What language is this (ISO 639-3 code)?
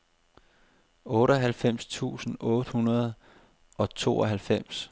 dan